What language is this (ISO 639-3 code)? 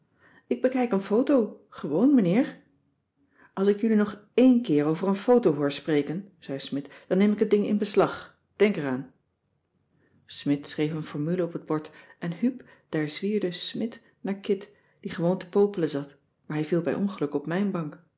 nld